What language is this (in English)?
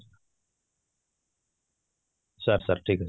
Odia